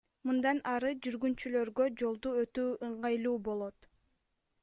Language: Kyrgyz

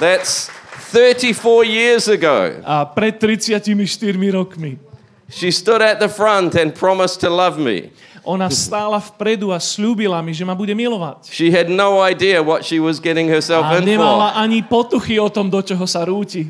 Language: Slovak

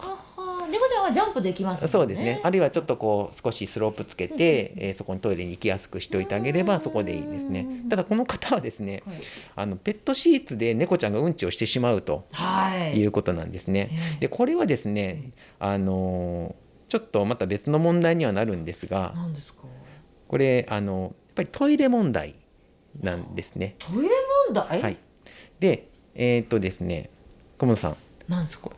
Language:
Japanese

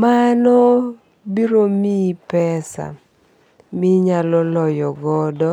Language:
Luo (Kenya and Tanzania)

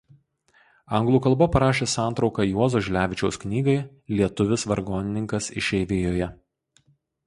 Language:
Lithuanian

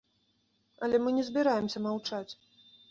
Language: Belarusian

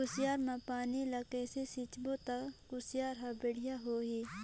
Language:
Chhattisgarhi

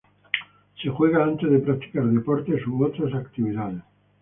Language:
Spanish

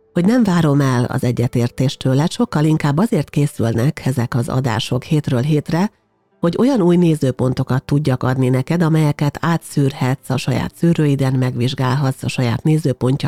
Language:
Hungarian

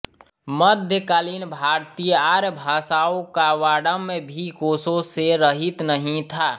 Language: Hindi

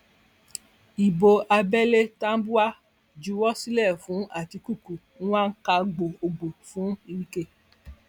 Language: Yoruba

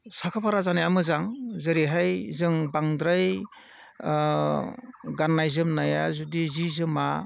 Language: Bodo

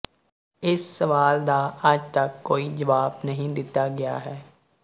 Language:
Punjabi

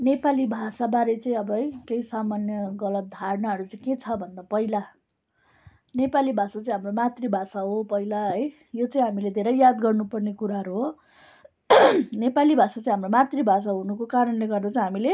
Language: Nepali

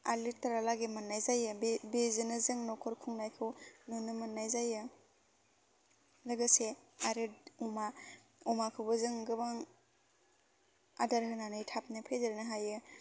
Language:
Bodo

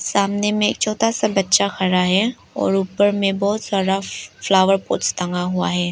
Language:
Hindi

